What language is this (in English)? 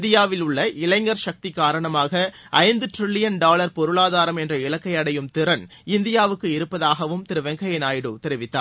Tamil